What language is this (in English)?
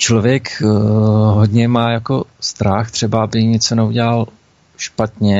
Czech